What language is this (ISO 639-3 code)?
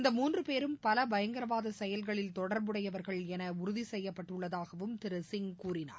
tam